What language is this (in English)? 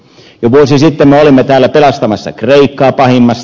Finnish